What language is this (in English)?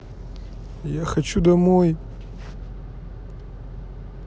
Russian